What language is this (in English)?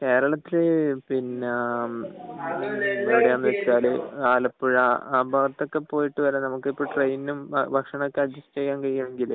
Malayalam